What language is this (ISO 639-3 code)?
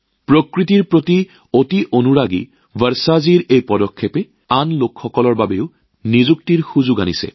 asm